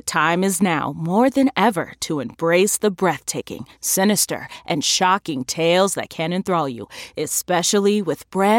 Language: English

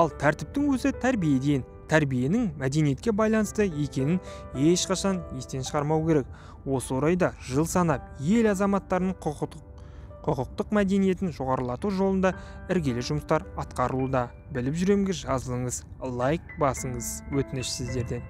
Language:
Turkish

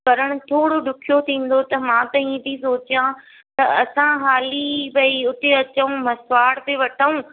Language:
Sindhi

